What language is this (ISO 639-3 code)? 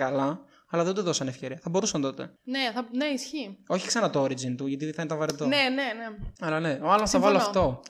ell